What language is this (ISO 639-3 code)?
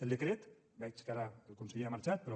cat